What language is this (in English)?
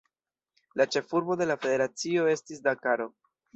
Esperanto